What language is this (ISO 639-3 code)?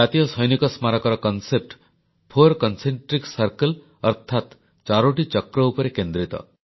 ori